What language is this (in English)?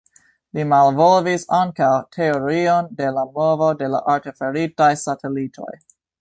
Esperanto